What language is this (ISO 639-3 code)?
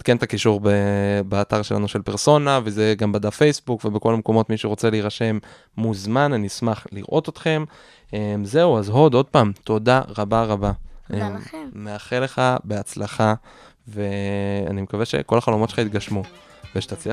heb